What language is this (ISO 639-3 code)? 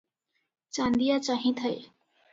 ori